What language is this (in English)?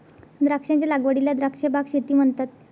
Marathi